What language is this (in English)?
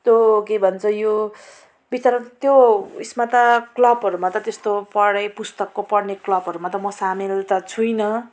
Nepali